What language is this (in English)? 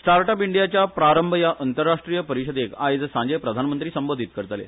Konkani